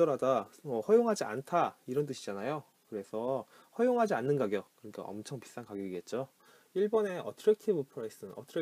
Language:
Korean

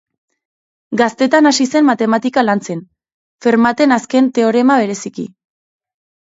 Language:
Basque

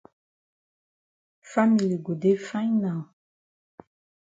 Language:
Cameroon Pidgin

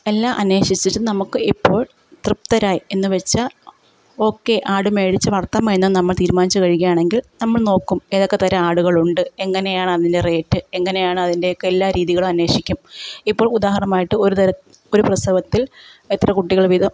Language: Malayalam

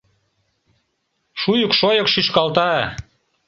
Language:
Mari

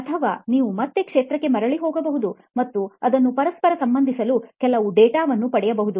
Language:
Kannada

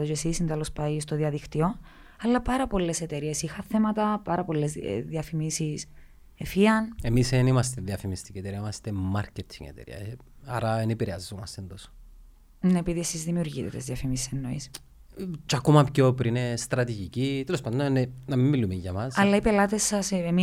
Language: Greek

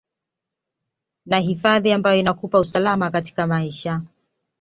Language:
Swahili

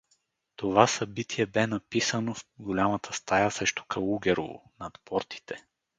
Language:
Bulgarian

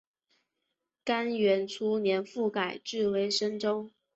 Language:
Chinese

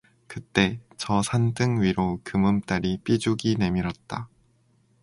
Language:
Korean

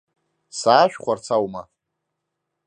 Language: Abkhazian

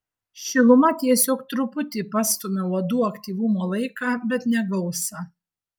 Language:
Lithuanian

